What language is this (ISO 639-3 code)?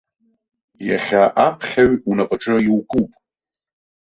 abk